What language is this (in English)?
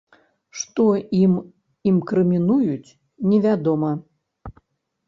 Belarusian